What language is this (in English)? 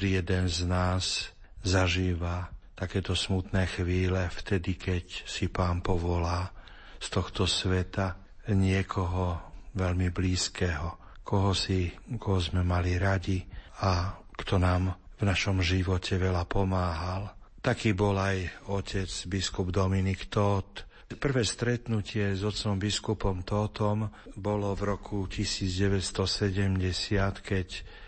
Slovak